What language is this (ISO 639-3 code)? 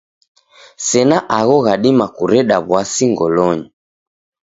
dav